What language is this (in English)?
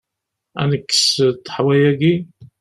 Kabyle